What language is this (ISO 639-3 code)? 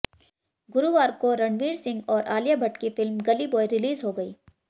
hin